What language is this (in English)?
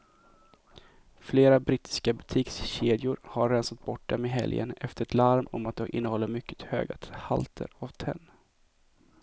Swedish